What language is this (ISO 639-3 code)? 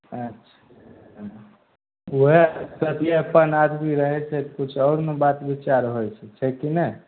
mai